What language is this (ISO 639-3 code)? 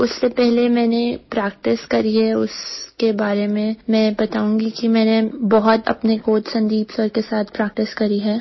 hin